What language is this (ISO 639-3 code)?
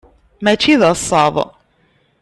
kab